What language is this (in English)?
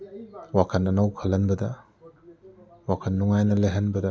Manipuri